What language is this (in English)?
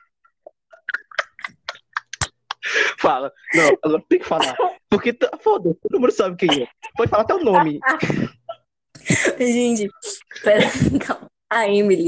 Portuguese